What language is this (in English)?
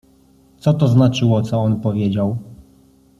Polish